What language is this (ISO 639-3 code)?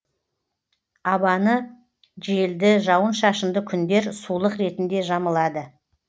kaz